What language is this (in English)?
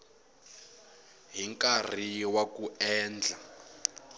Tsonga